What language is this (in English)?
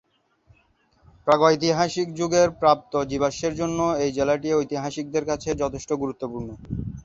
Bangla